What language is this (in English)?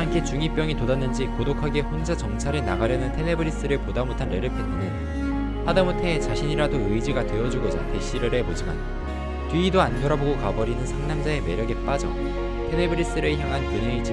Korean